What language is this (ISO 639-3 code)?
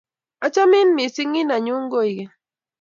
kln